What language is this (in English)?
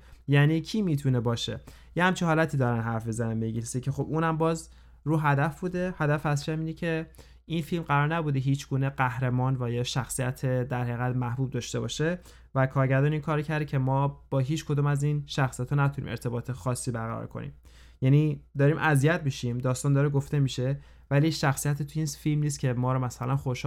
Persian